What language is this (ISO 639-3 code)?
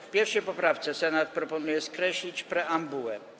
pol